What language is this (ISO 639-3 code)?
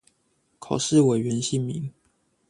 zho